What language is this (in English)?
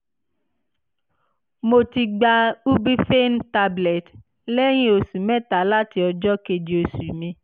Yoruba